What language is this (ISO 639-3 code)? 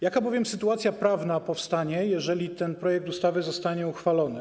pol